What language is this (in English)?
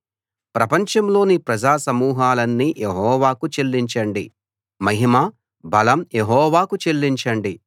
Telugu